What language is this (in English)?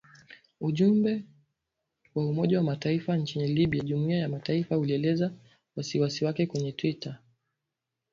Swahili